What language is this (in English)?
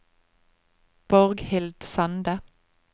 Norwegian